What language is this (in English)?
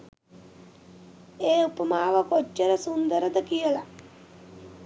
Sinhala